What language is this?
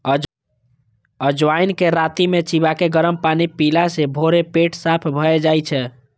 Maithili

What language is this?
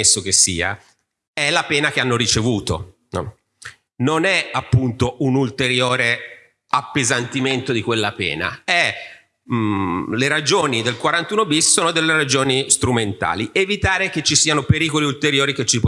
Italian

